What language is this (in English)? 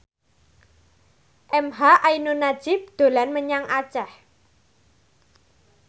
Javanese